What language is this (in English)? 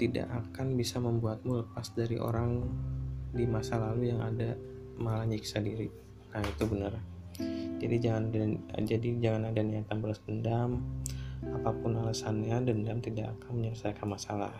Indonesian